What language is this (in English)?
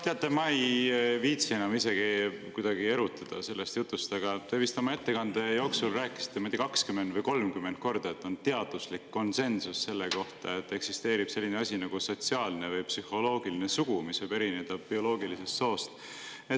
Estonian